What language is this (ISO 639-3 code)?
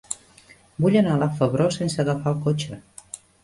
cat